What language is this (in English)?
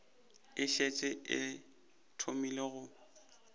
Northern Sotho